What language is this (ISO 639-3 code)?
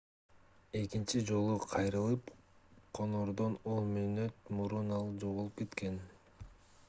kir